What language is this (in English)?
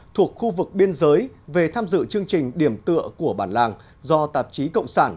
Vietnamese